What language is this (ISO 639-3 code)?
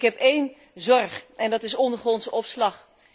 nld